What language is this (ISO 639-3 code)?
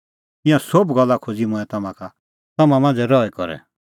kfx